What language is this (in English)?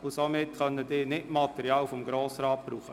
Swiss German